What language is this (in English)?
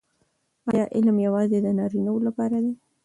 Pashto